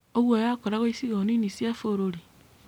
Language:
Kikuyu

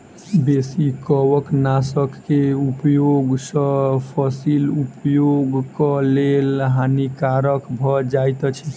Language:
Maithili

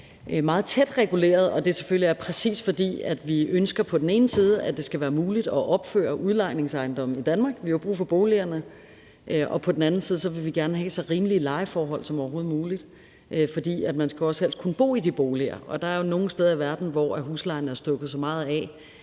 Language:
Danish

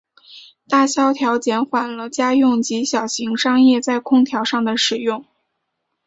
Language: Chinese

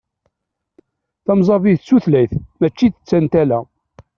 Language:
Kabyle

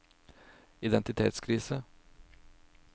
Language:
Norwegian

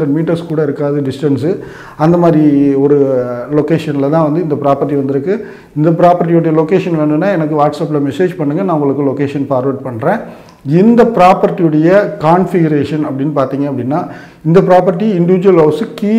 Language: Arabic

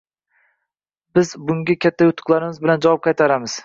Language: Uzbek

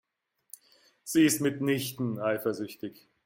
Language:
German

